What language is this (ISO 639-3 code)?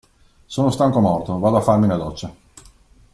ita